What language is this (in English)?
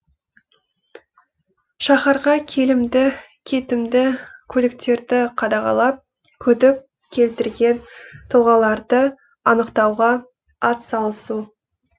Kazakh